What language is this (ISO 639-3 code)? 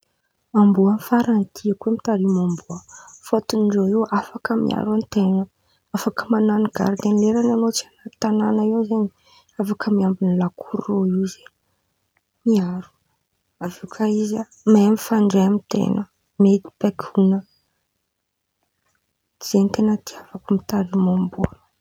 xmv